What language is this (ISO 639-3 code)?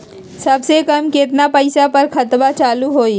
mag